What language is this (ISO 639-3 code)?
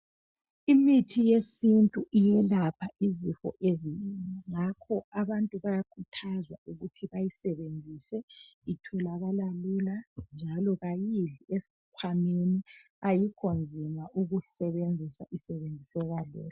nde